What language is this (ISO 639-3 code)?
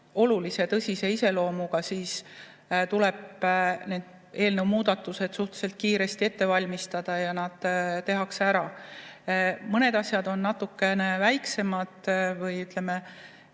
est